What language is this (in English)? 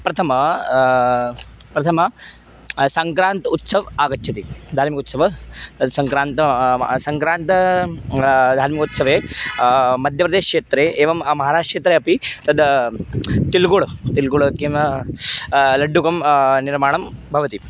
Sanskrit